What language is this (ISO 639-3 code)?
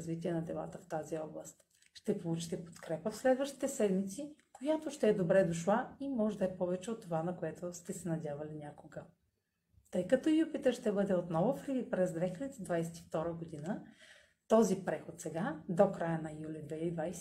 bul